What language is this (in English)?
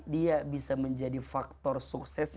Indonesian